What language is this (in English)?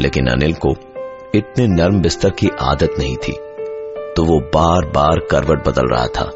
Hindi